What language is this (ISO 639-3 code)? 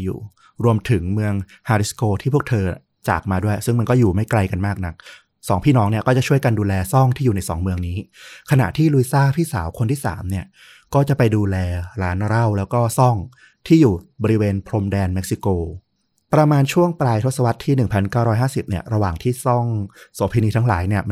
tha